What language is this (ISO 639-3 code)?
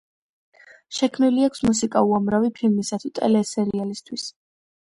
kat